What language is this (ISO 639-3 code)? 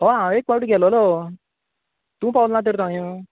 kok